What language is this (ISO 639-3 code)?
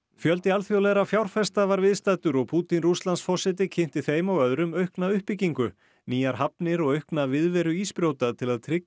isl